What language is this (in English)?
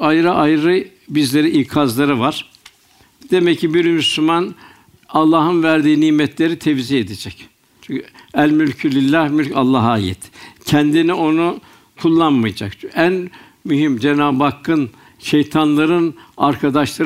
Turkish